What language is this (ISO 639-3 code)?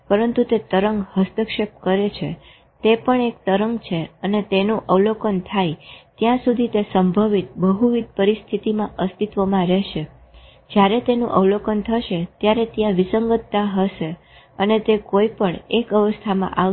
guj